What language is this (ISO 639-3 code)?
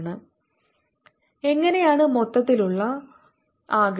mal